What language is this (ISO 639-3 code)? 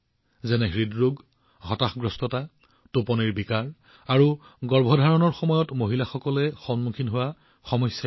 asm